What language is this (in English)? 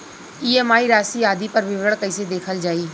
Bhojpuri